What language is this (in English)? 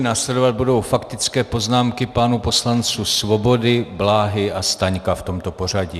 Czech